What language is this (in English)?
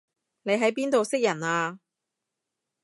Cantonese